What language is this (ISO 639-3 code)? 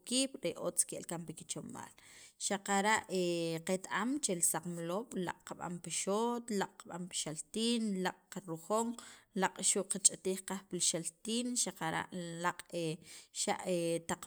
quv